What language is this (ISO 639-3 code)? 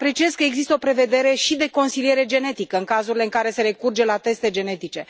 ron